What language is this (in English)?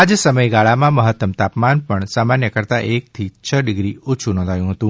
Gujarati